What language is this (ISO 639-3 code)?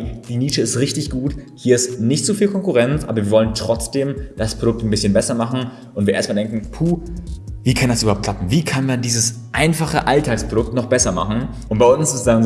deu